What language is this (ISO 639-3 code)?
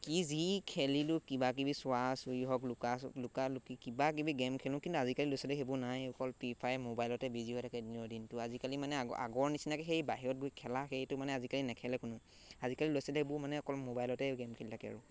asm